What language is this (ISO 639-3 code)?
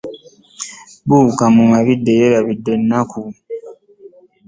lug